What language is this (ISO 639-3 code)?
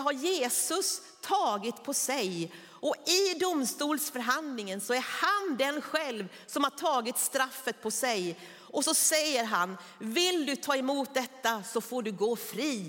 swe